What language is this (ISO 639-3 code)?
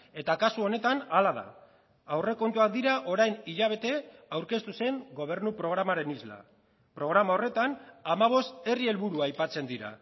eus